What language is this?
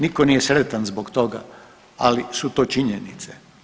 Croatian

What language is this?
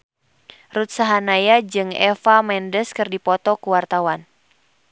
Sundanese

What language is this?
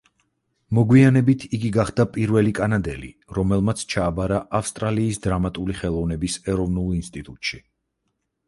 Georgian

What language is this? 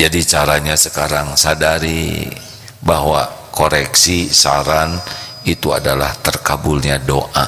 Indonesian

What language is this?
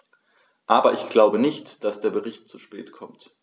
German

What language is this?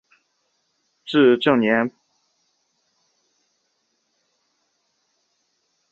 Chinese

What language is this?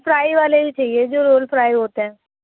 Urdu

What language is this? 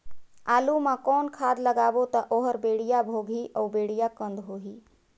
Chhattisgarhi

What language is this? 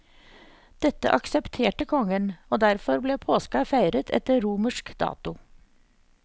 Norwegian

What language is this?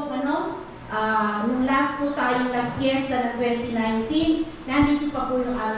Filipino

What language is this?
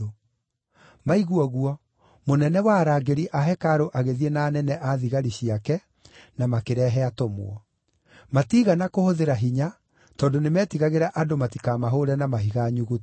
Kikuyu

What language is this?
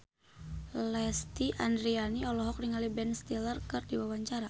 Sundanese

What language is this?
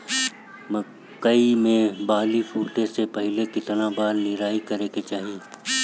Bhojpuri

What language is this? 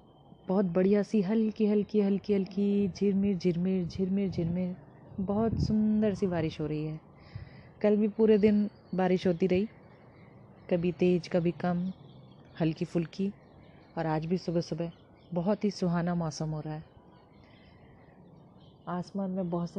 Hindi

